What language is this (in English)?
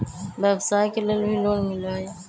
Magahi